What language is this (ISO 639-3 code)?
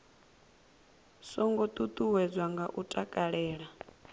ven